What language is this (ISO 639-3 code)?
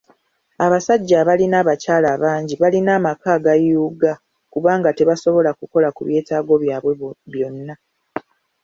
lug